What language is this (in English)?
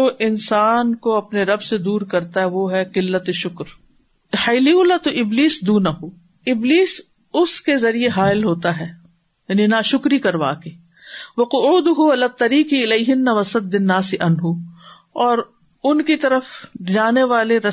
Urdu